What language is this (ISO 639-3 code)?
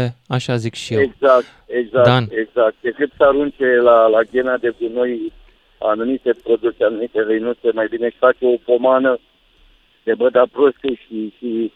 ron